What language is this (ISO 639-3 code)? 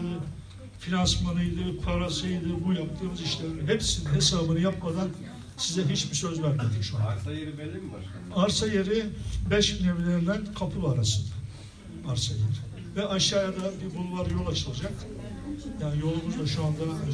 tur